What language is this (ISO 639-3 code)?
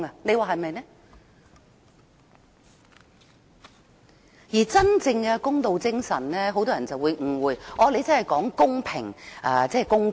yue